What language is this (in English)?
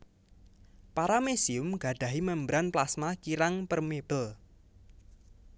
Javanese